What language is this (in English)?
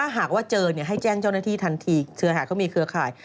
Thai